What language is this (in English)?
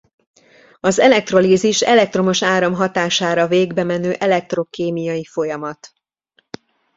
Hungarian